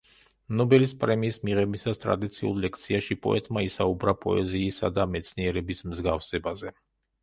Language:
Georgian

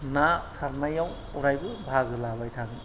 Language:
Bodo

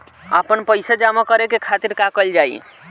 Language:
Bhojpuri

